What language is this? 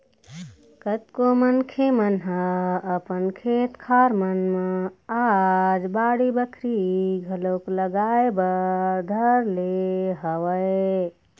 Chhattisgarhi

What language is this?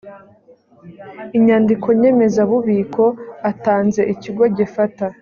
Kinyarwanda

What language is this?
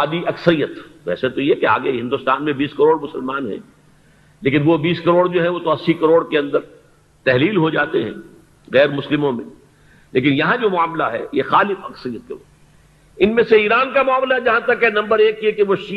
Urdu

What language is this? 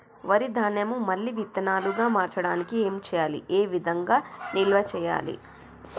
Telugu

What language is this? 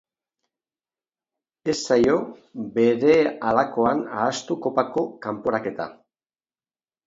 Basque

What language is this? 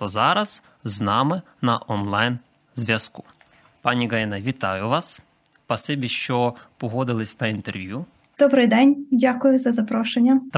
Ukrainian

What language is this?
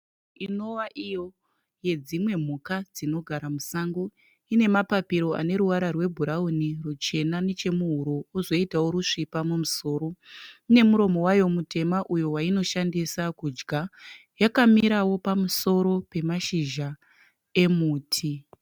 Shona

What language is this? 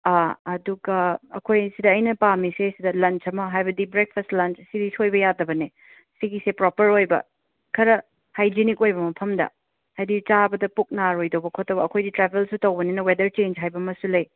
Manipuri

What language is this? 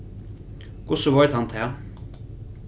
Faroese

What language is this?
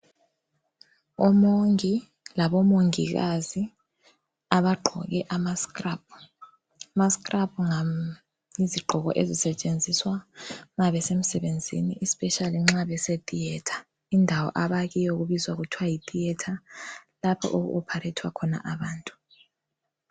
North Ndebele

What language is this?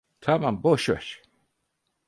Turkish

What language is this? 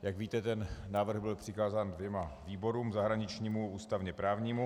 Czech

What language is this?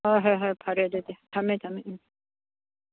Manipuri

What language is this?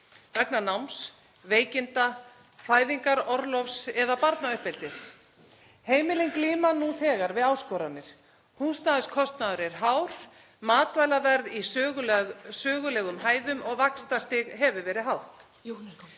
Icelandic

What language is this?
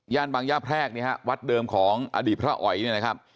Thai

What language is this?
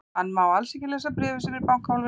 Icelandic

